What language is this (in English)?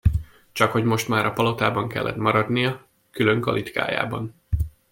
Hungarian